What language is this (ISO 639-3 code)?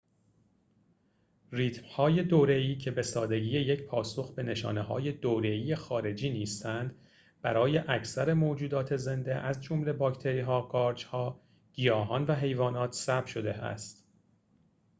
fas